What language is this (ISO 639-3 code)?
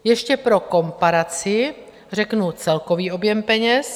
ces